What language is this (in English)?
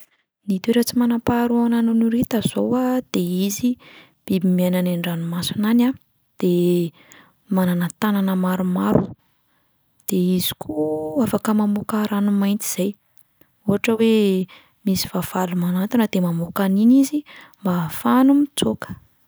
Malagasy